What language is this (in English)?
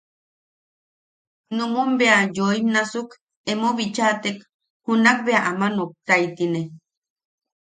Yaqui